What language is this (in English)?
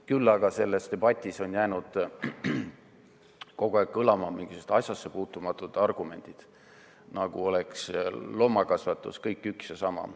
Estonian